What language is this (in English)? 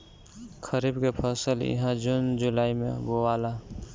Bhojpuri